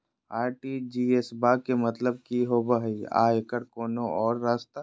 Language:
Magahi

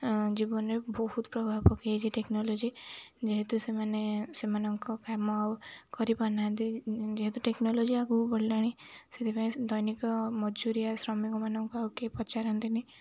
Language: Odia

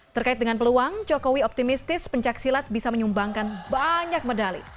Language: Indonesian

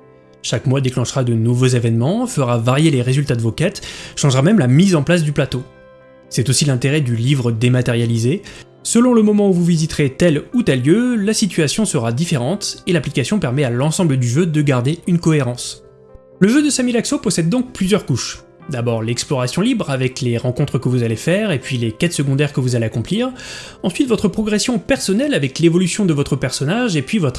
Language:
French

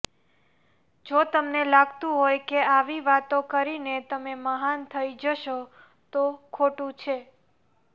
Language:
Gujarati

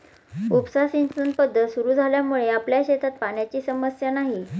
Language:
Marathi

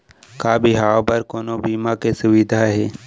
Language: Chhattisgarhi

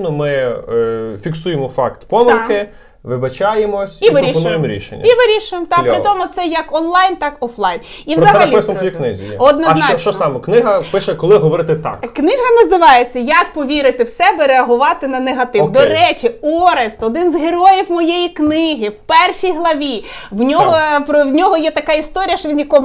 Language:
Ukrainian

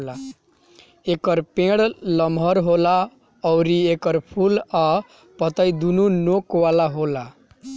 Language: Bhojpuri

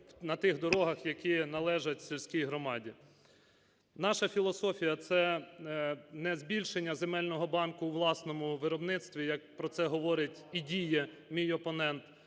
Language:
Ukrainian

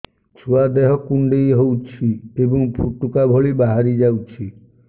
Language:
Odia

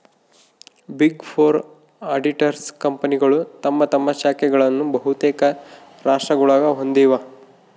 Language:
Kannada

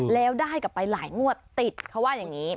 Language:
Thai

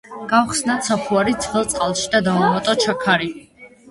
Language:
Georgian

